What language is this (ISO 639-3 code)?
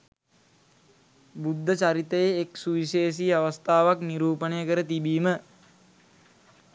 sin